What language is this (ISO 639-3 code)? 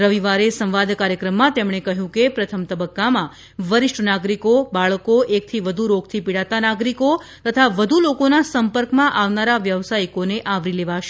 guj